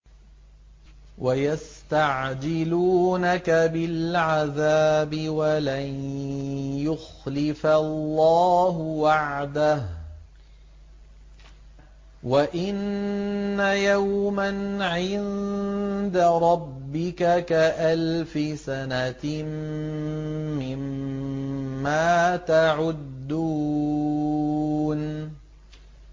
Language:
Arabic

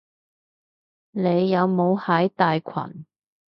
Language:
Cantonese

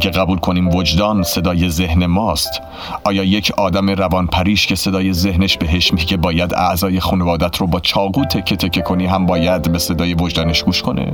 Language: Persian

